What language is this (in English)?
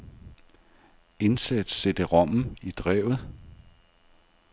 Danish